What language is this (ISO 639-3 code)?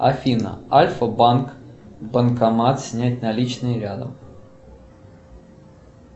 rus